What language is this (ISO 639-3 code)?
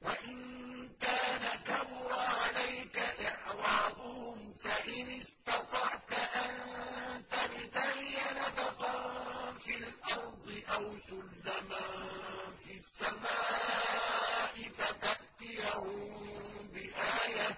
ara